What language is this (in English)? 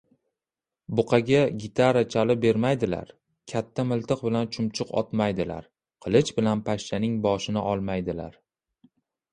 Uzbek